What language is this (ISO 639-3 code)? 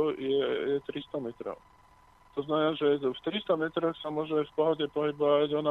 slk